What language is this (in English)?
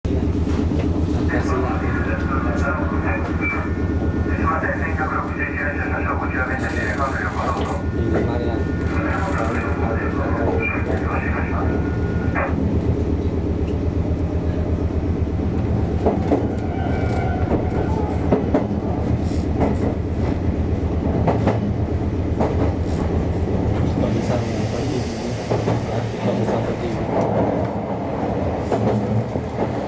Japanese